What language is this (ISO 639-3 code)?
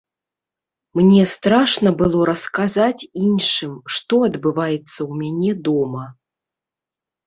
bel